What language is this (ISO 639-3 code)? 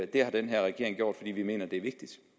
dan